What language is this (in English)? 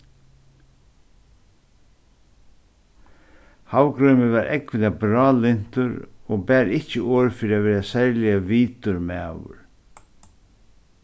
Faroese